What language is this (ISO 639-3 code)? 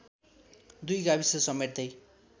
nep